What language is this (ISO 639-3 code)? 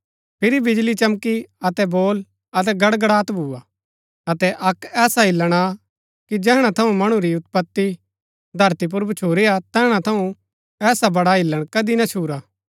gbk